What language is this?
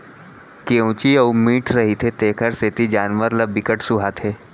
Chhattisgarhi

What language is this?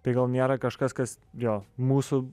Lithuanian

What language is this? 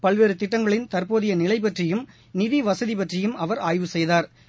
Tamil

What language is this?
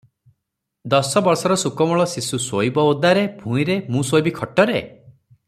Odia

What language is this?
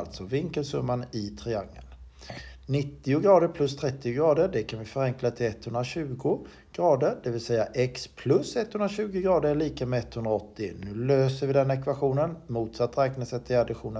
Swedish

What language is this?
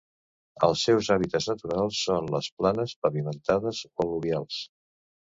Catalan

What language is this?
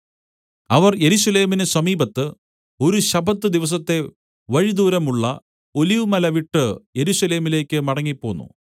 Malayalam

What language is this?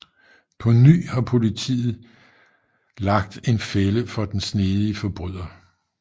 Danish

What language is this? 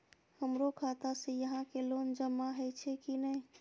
Maithili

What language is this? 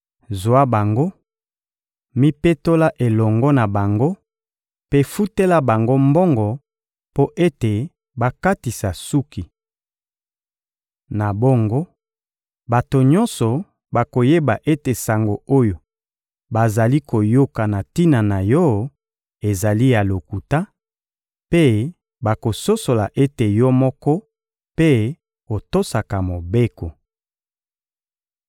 Lingala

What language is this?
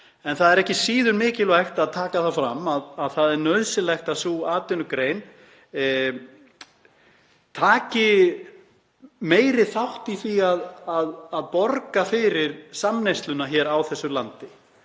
Icelandic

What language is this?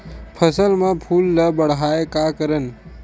Chhattisgarhi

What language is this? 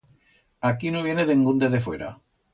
Aragonese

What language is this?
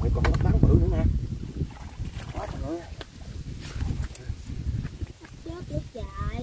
Vietnamese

